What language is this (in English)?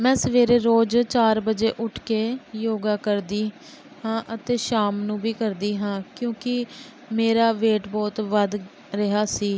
Punjabi